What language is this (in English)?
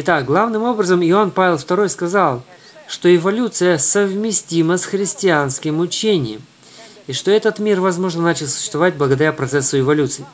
Russian